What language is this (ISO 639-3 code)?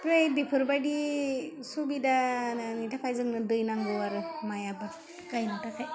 brx